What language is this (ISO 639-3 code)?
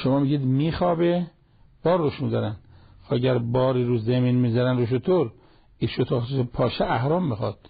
fas